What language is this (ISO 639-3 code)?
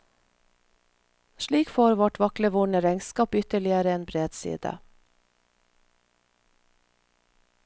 nor